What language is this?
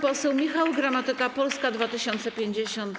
Polish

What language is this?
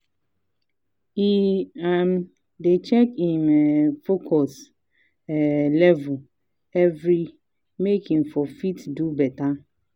Nigerian Pidgin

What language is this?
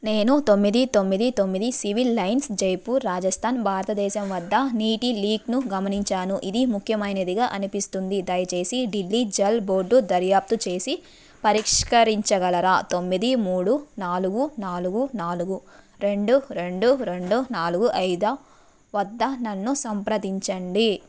Telugu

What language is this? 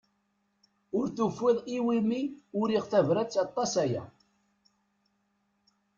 Kabyle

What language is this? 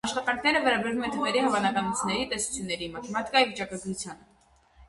Armenian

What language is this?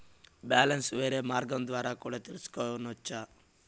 Telugu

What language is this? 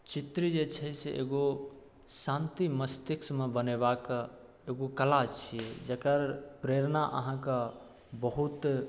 Maithili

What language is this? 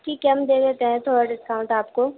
Urdu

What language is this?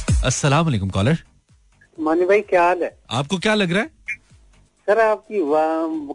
Hindi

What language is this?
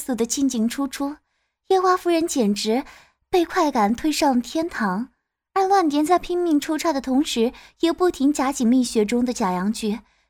Chinese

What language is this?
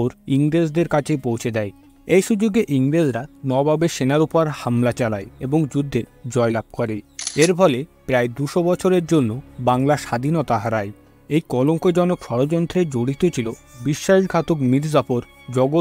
Bangla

